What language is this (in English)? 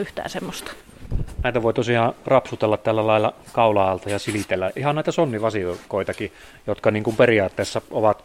Finnish